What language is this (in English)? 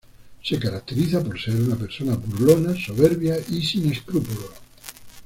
Spanish